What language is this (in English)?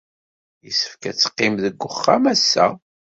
Kabyle